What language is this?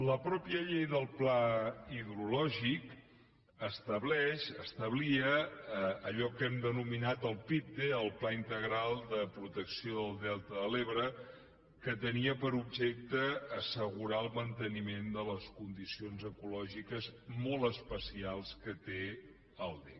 Catalan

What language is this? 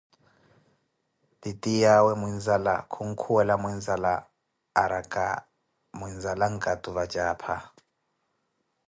Koti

